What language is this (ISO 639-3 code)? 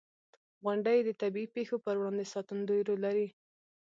pus